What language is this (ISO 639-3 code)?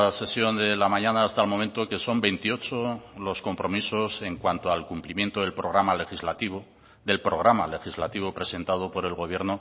spa